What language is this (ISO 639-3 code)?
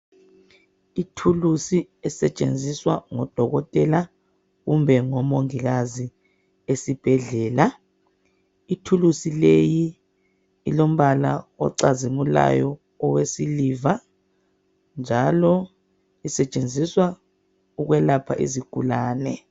nde